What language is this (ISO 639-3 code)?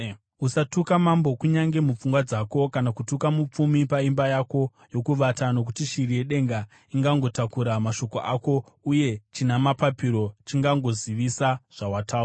sna